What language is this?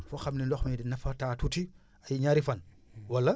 Wolof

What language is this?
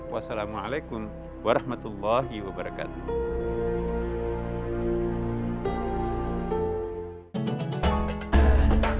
Indonesian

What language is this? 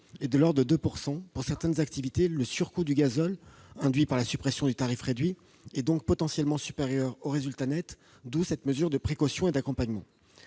French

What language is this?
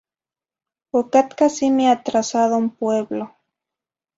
Zacatlán-Ahuacatlán-Tepetzintla Nahuatl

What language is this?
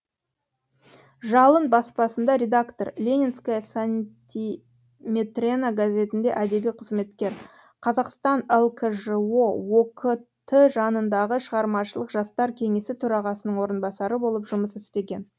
Kazakh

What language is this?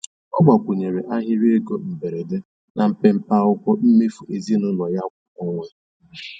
Igbo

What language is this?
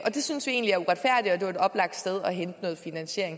Danish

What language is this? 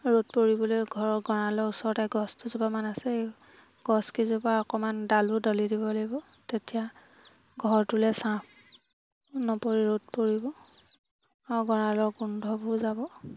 Assamese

